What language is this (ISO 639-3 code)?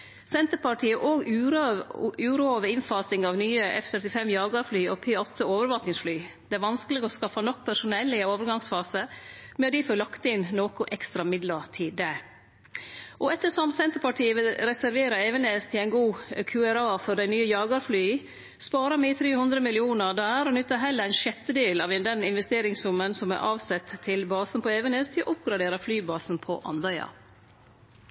nno